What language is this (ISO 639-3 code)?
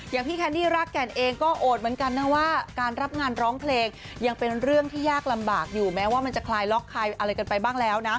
tha